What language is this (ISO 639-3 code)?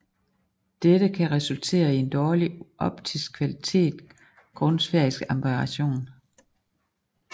dan